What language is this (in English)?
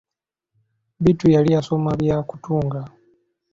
Ganda